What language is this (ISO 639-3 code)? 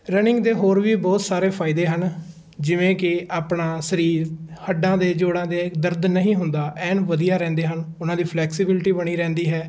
pan